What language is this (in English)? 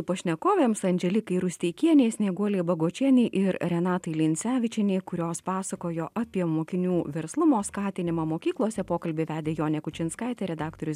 Lithuanian